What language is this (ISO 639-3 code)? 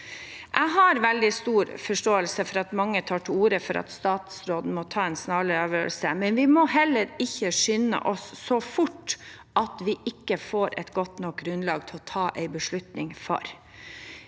nor